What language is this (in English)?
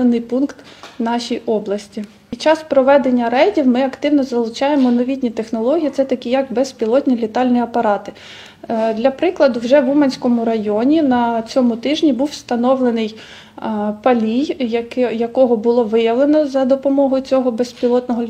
Ukrainian